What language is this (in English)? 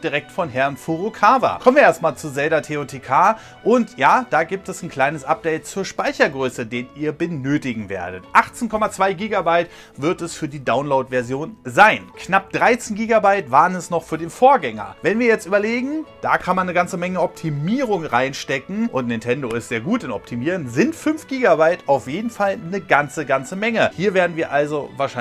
German